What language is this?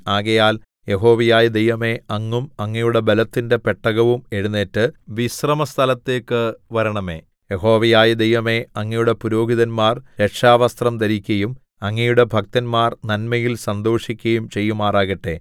Malayalam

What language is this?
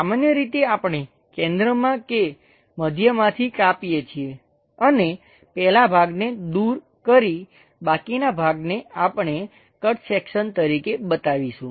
Gujarati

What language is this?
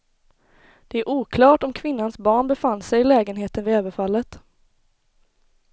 Swedish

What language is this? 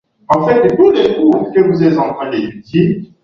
Swahili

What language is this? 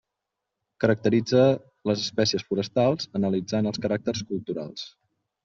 Catalan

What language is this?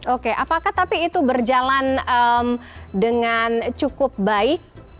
Indonesian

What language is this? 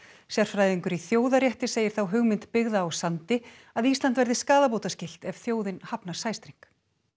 Icelandic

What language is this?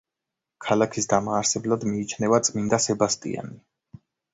Georgian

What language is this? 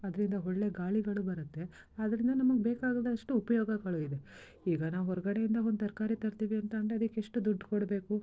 Kannada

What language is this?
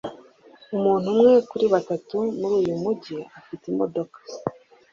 Kinyarwanda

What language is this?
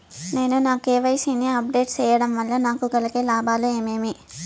Telugu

